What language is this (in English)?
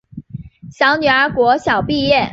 Chinese